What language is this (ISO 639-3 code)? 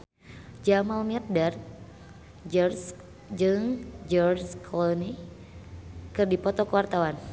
sun